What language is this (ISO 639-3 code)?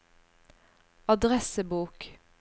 nor